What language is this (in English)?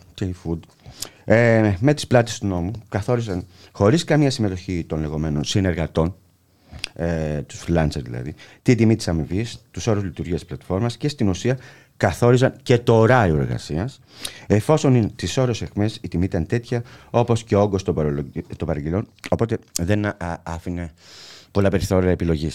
Greek